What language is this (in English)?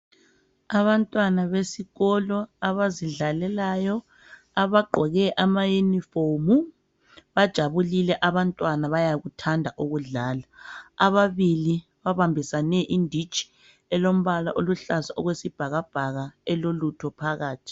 North Ndebele